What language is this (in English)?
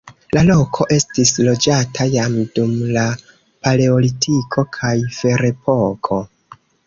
Esperanto